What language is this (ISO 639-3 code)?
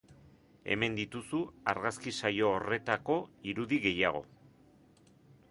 eus